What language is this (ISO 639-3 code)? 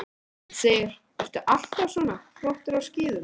isl